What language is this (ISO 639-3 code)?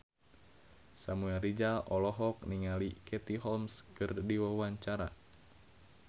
sun